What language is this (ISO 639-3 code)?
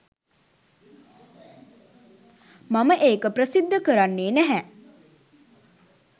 sin